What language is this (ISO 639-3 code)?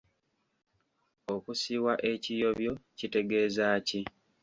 lug